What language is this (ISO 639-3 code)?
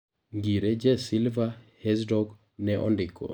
luo